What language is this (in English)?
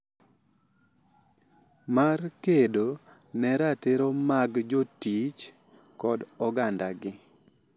Luo (Kenya and Tanzania)